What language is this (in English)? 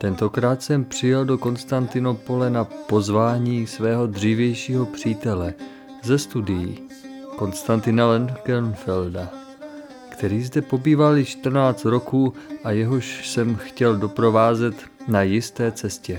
Czech